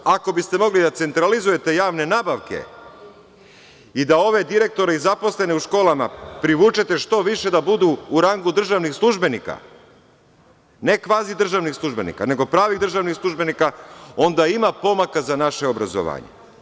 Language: Serbian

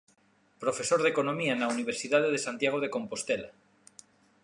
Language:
Galician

